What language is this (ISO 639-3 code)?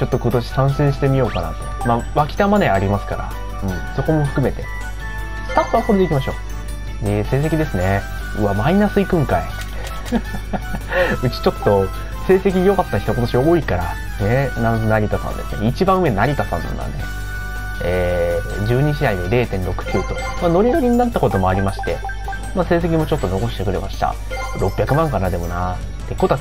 jpn